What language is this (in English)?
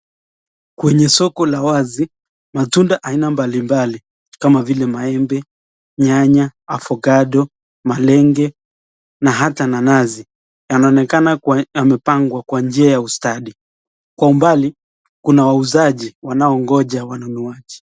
Swahili